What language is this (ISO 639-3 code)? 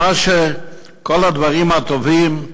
heb